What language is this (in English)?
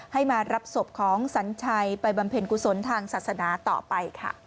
Thai